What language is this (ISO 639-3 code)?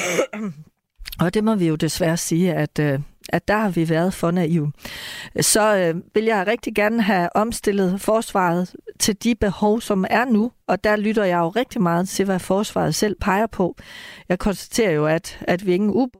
dan